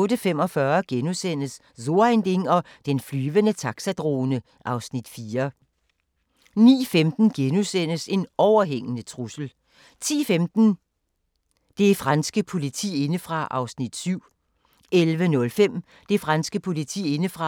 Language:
Danish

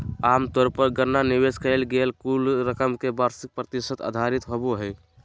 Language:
Magahi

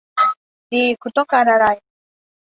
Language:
Thai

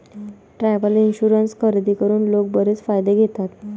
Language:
Marathi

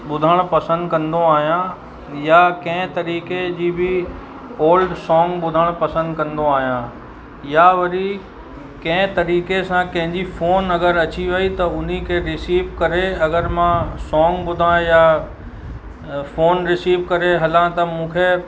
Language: Sindhi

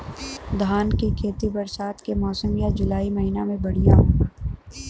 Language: Bhojpuri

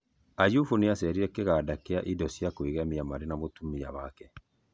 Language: Kikuyu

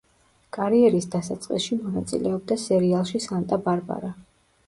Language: Georgian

